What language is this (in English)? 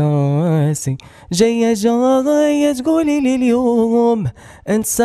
Arabic